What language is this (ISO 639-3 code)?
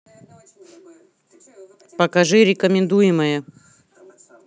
rus